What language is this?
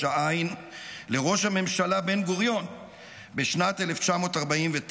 Hebrew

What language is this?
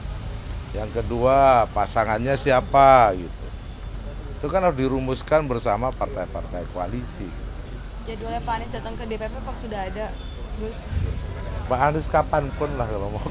Indonesian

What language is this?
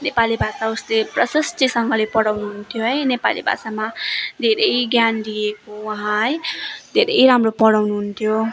Nepali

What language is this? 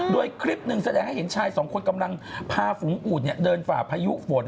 Thai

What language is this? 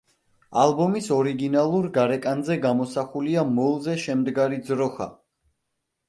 Georgian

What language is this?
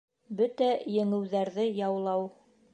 Bashkir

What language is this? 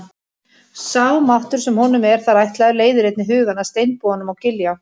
Icelandic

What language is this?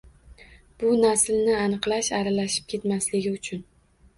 Uzbek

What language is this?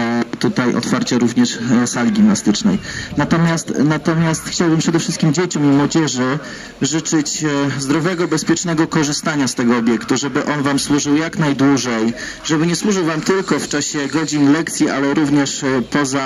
Polish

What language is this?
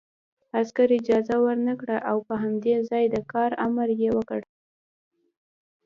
Pashto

